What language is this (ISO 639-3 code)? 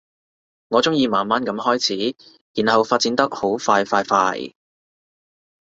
yue